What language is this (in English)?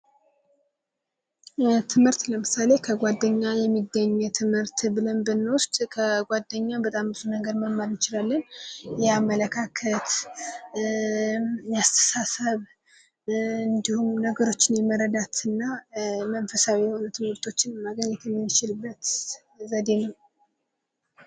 Amharic